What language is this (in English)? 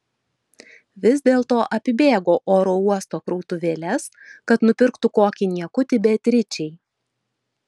Lithuanian